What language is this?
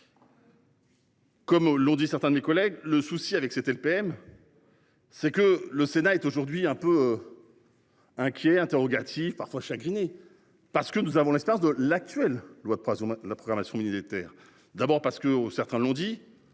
French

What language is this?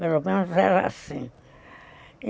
Portuguese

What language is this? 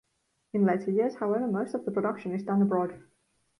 English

